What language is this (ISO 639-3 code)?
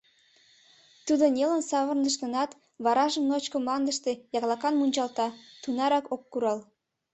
chm